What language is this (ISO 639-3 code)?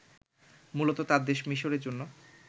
ben